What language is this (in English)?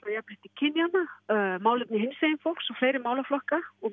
Icelandic